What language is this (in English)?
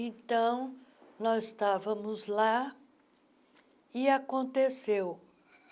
Portuguese